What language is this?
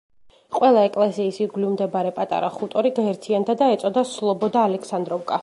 Georgian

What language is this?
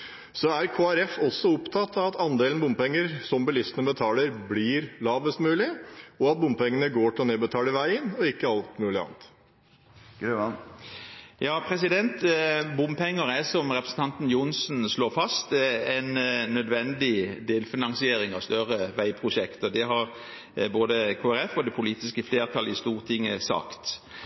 Norwegian Bokmål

